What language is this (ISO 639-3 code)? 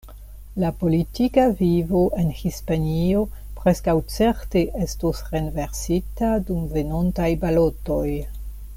epo